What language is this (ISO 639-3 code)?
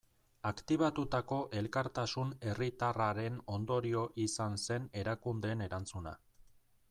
eus